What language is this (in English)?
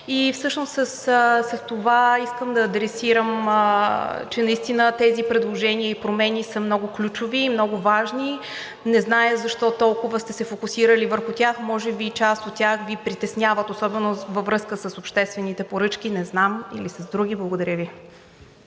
Bulgarian